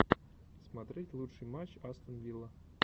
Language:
Russian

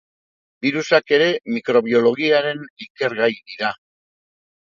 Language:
Basque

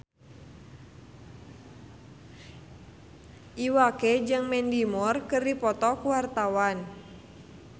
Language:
Sundanese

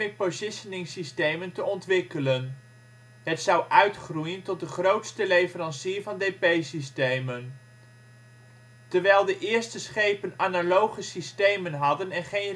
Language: Dutch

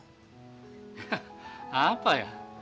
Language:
Indonesian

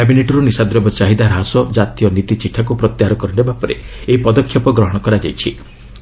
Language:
Odia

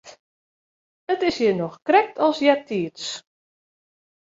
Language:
Western Frisian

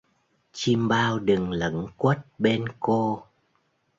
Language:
Vietnamese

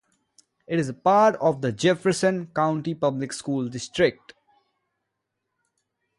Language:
English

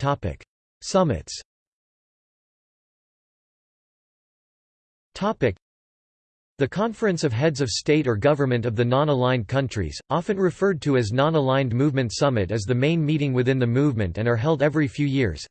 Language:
English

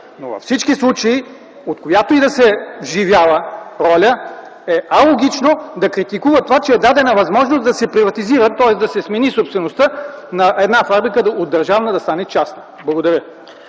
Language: Bulgarian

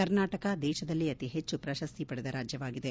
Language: Kannada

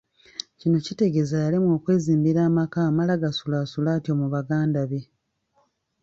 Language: Ganda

